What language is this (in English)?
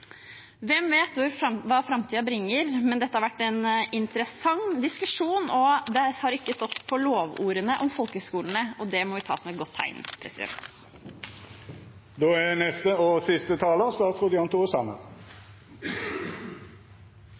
Norwegian Bokmål